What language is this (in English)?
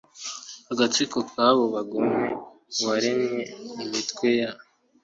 Kinyarwanda